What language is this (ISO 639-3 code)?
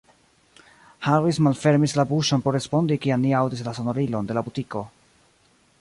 epo